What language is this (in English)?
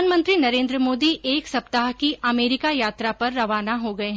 Hindi